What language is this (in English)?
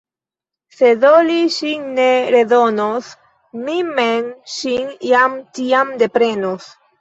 Esperanto